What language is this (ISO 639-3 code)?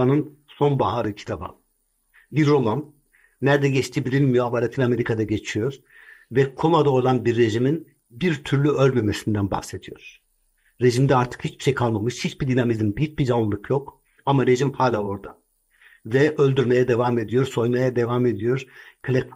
tur